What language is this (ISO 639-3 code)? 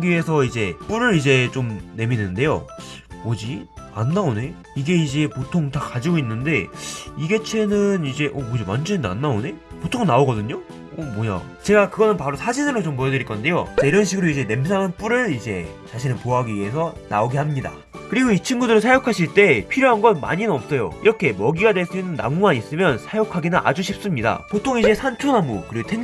kor